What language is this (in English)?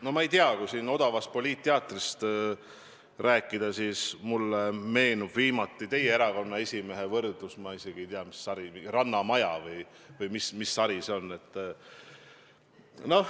Estonian